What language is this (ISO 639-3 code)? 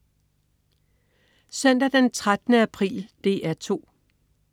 dan